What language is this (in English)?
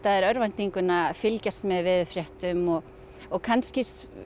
Icelandic